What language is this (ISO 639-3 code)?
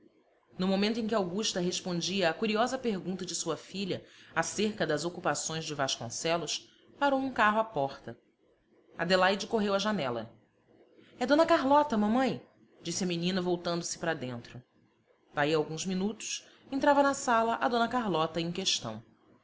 por